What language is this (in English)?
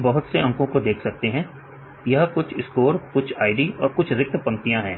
Hindi